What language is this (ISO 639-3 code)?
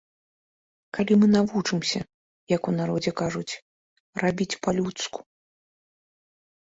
bel